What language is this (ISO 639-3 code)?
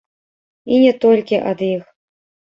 bel